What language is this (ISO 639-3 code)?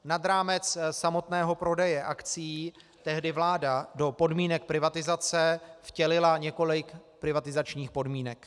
ces